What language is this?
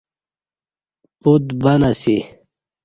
Kati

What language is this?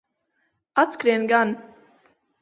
Latvian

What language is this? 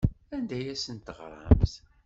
Kabyle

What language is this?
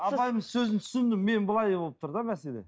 Kazakh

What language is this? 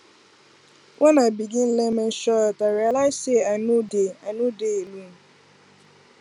Nigerian Pidgin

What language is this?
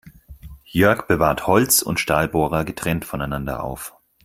German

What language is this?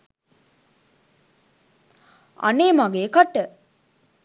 Sinhala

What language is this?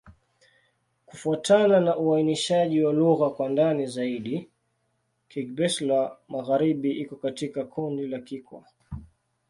Swahili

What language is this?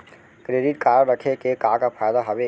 Chhattisgarhi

